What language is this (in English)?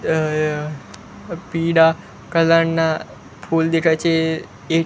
Gujarati